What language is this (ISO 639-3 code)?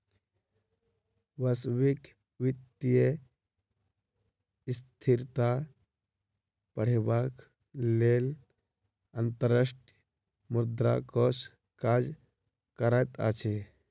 mai